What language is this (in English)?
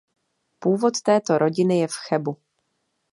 Czech